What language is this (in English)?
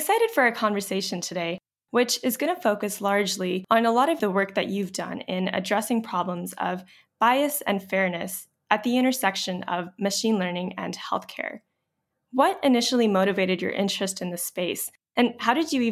English